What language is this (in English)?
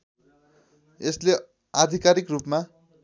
Nepali